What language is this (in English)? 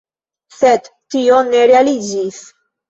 Esperanto